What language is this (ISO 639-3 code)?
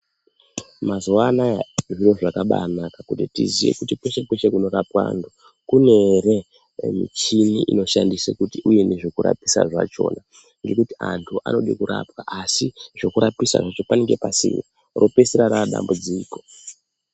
ndc